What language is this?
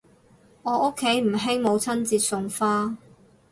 Cantonese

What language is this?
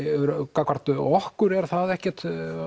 Icelandic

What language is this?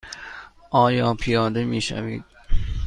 Persian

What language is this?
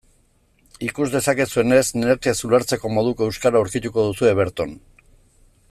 Basque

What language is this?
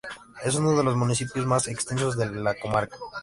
Spanish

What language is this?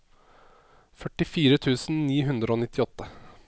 Norwegian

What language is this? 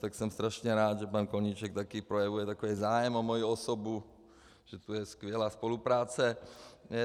Czech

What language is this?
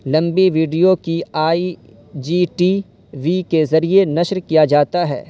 Urdu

